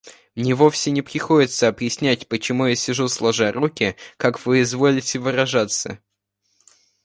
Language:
Russian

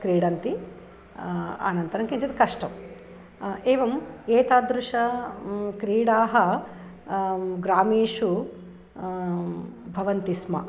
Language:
Sanskrit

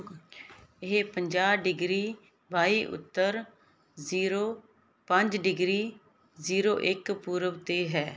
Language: Punjabi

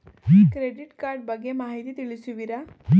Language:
Kannada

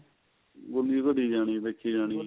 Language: Punjabi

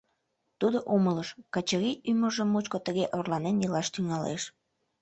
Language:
Mari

